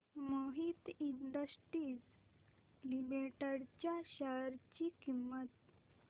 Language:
Marathi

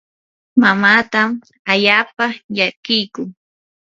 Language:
Yanahuanca Pasco Quechua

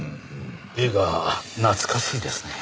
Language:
Japanese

